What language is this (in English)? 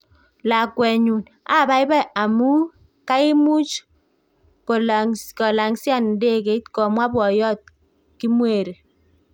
Kalenjin